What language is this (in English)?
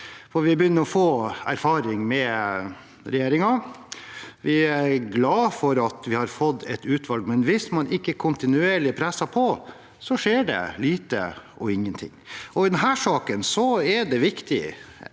Norwegian